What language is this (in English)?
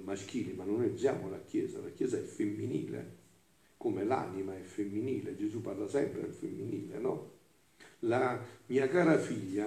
Italian